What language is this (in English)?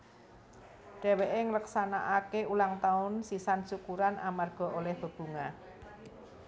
Javanese